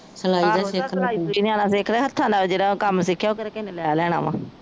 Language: Punjabi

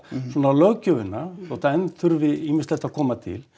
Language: Icelandic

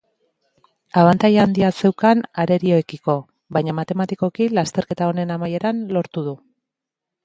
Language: Basque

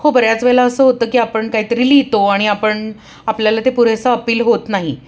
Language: Marathi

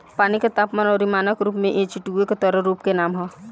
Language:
Bhojpuri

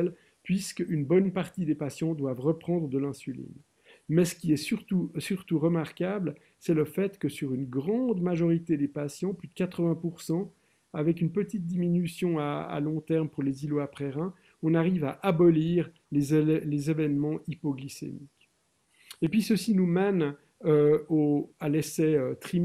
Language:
French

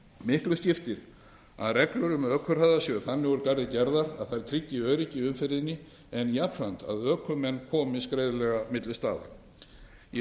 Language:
Icelandic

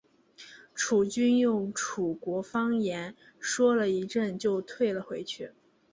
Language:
Chinese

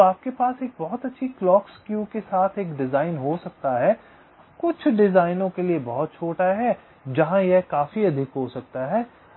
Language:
Hindi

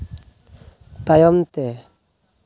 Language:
Santali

